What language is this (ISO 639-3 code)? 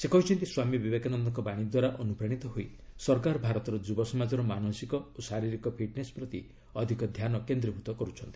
ori